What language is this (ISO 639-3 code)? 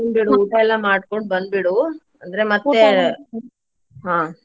kan